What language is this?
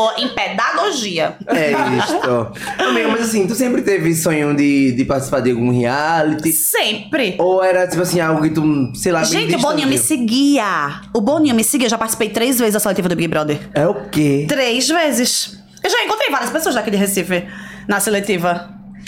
Portuguese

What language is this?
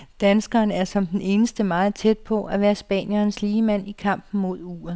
Danish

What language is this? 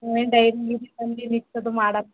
Kannada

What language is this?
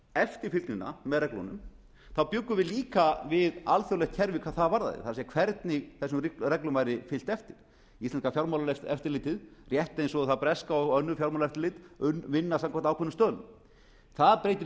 Icelandic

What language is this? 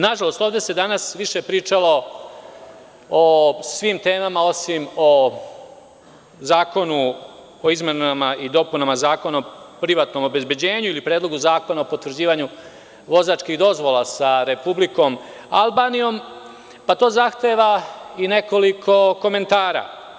Serbian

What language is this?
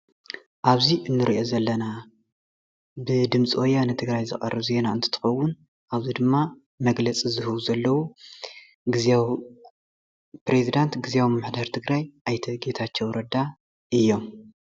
Tigrinya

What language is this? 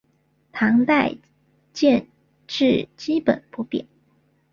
Chinese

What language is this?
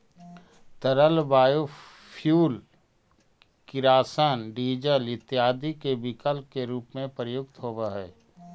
Magahi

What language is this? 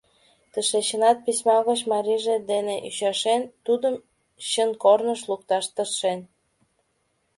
Mari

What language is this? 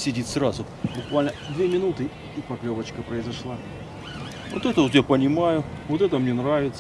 Russian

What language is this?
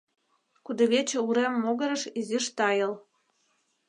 Mari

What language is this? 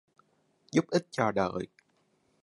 Vietnamese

